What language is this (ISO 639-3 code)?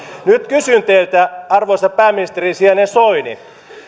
fin